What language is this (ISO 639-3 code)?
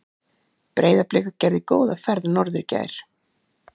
isl